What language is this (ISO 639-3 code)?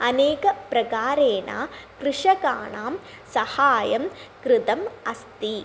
san